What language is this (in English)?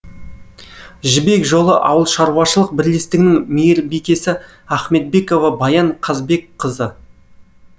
Kazakh